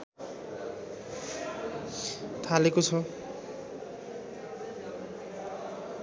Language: Nepali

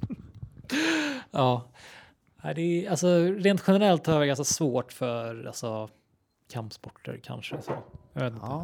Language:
Swedish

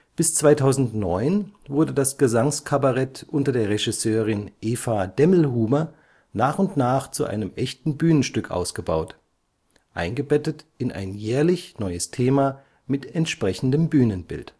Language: German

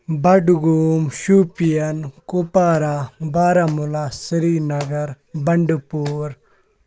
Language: Kashmiri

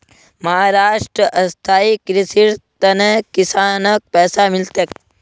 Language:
Magahi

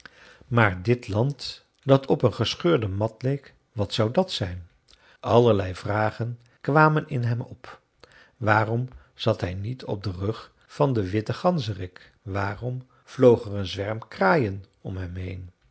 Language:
Dutch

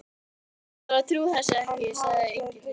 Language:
Icelandic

